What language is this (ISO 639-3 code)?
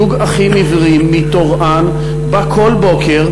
heb